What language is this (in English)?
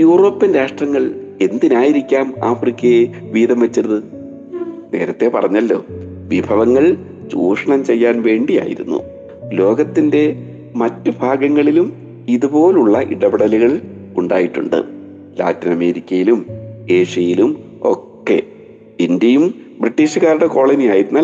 Malayalam